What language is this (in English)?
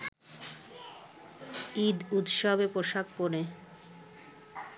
Bangla